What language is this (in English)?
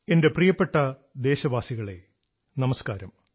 Malayalam